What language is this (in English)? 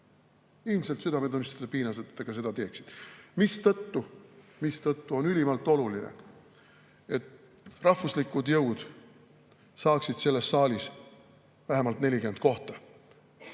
Estonian